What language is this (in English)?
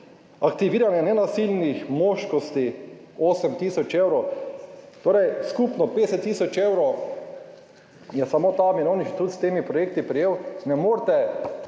Slovenian